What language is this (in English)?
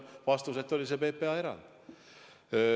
Estonian